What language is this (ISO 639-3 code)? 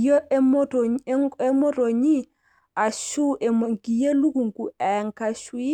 mas